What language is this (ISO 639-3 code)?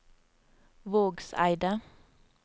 nor